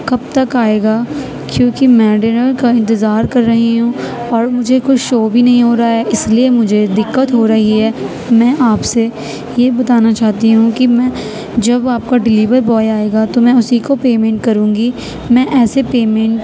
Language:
Urdu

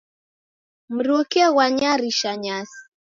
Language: Taita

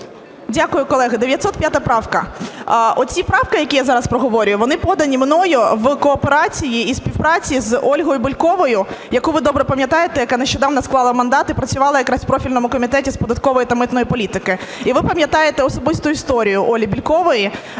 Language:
Ukrainian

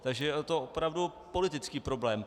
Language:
Czech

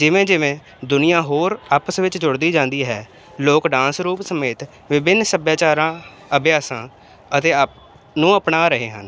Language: Punjabi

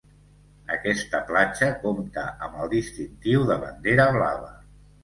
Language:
Catalan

